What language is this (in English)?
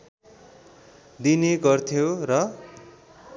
Nepali